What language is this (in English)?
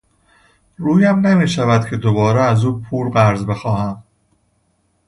Persian